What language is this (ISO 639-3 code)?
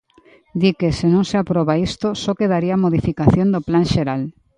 glg